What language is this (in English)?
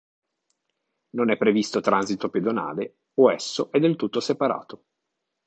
Italian